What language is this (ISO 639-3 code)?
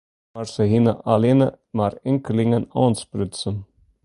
fry